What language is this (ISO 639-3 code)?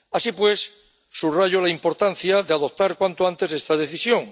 spa